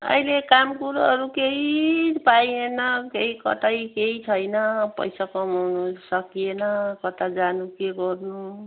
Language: Nepali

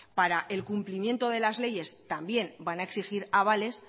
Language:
Spanish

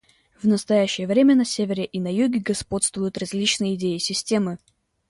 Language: Russian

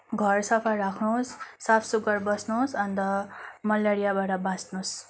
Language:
Nepali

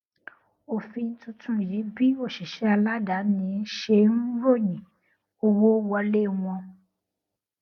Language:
Yoruba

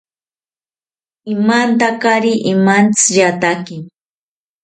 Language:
South Ucayali Ashéninka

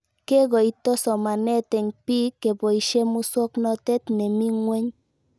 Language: Kalenjin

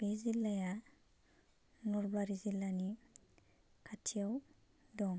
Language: Bodo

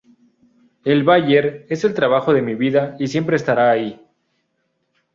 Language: Spanish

